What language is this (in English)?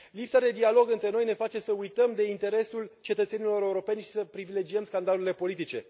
Romanian